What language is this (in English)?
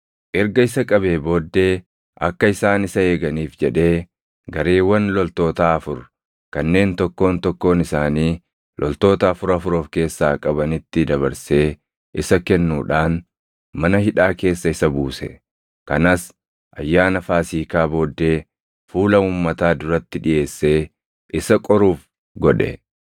Oromo